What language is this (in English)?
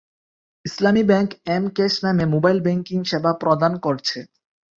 Bangla